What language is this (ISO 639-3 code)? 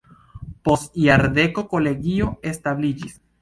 epo